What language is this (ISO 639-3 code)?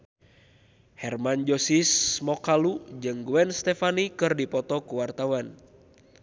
sun